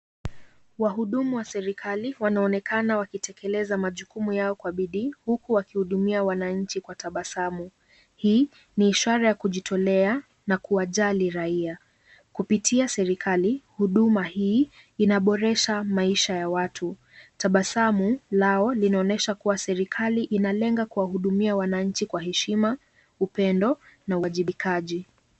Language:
Swahili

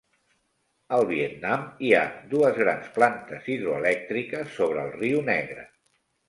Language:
Catalan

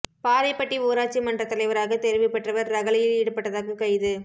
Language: Tamil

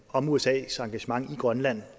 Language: Danish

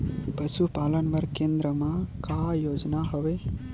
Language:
Chhattisgarhi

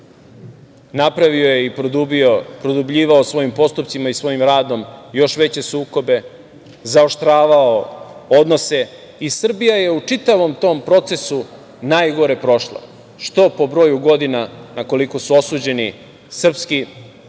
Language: Serbian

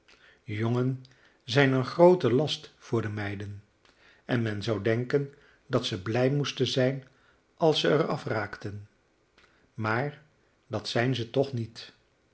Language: Dutch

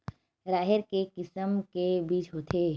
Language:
Chhattisgarhi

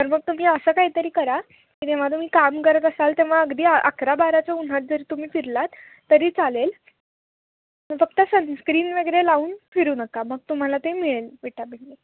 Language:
Marathi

